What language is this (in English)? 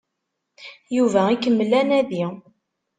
Kabyle